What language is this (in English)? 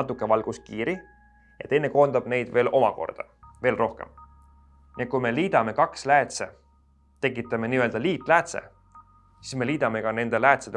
Estonian